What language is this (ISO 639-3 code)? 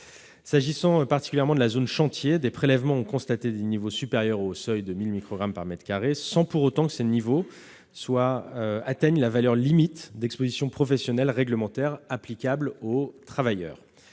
fra